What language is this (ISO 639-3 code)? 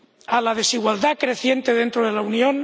spa